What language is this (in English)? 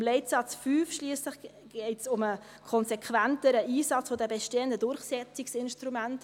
Swiss German